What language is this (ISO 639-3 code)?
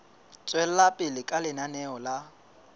sot